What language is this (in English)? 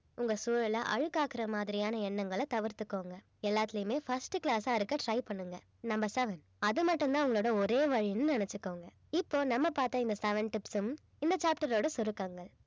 Tamil